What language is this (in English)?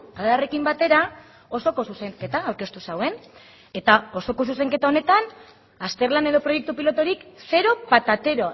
Basque